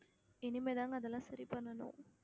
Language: Tamil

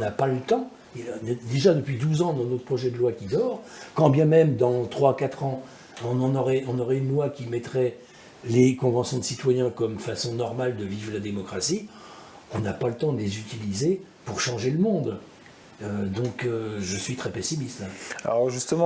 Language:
French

